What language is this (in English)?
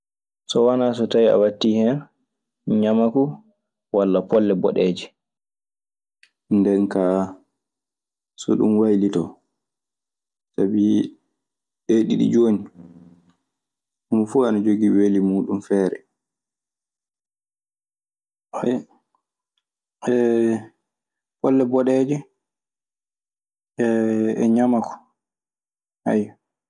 Maasina Fulfulde